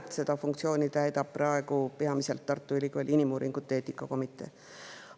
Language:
Estonian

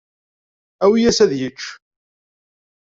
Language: Kabyle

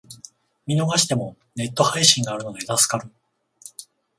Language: Japanese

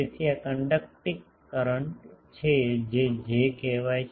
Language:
Gujarati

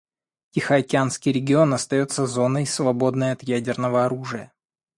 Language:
Russian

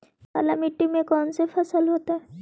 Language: Magahi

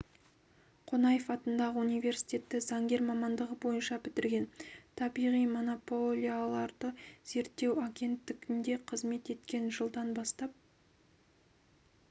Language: Kazakh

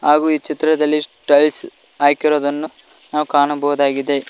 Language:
Kannada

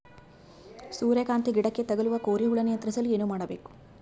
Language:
Kannada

